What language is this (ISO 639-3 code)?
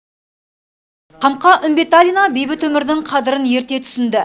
kaz